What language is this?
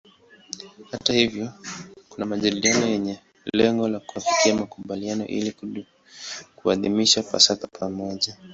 Swahili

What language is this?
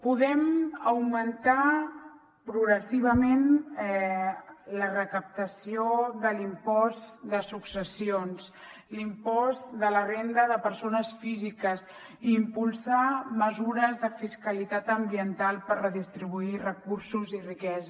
Catalan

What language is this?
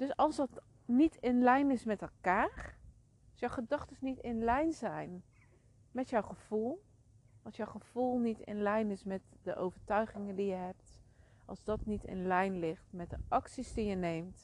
Dutch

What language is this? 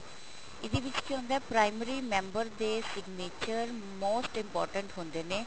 Punjabi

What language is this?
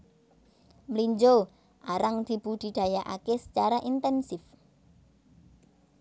Javanese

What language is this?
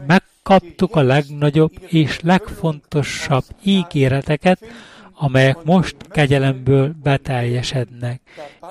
Hungarian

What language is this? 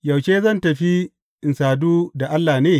Hausa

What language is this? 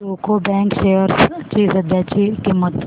Marathi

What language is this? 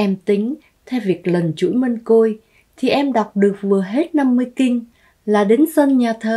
Vietnamese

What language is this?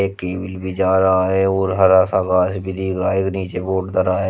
Hindi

